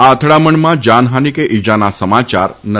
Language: Gujarati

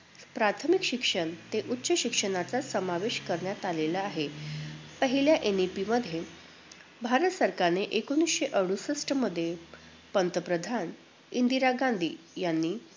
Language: Marathi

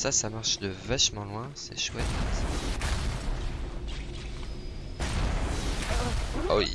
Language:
French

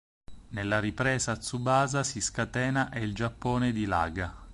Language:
Italian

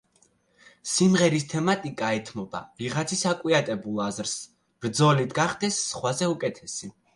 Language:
Georgian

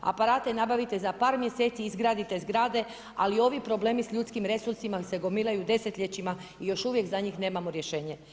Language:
Croatian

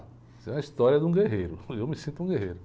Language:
Portuguese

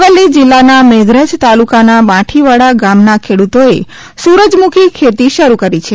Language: Gujarati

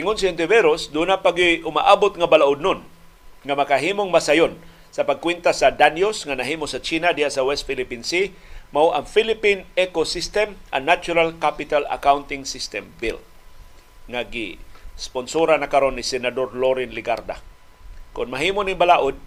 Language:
Filipino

